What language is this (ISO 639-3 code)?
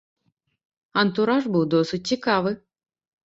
bel